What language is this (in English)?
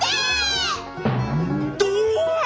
Japanese